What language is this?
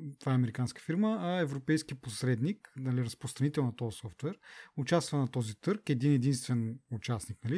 Bulgarian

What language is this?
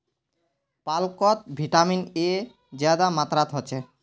Magahi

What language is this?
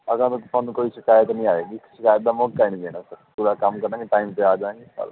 Punjabi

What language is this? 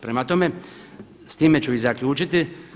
Croatian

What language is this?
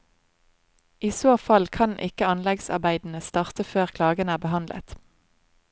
Norwegian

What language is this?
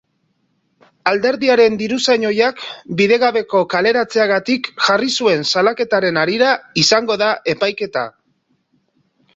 Basque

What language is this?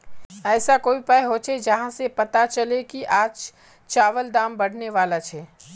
Magahi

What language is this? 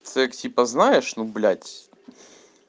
Russian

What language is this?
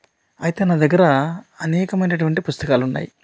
Telugu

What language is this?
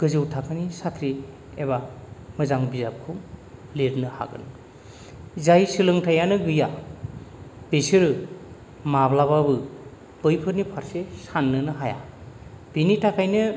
Bodo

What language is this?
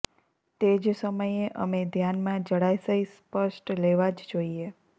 Gujarati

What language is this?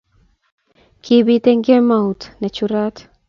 Kalenjin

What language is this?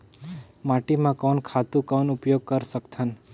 Chhattisgarhi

